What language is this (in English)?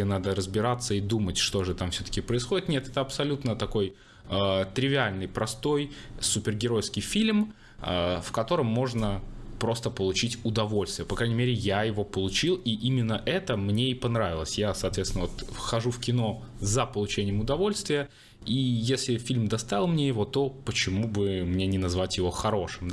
Russian